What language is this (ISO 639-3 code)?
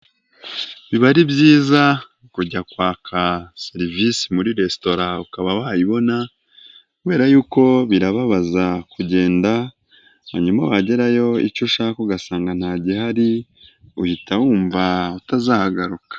kin